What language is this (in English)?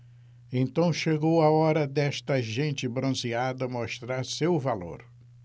Portuguese